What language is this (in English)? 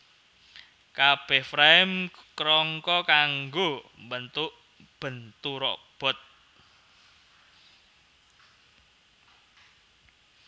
Javanese